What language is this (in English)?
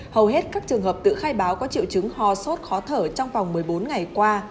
Vietnamese